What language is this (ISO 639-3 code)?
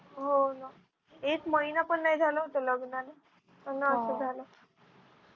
mar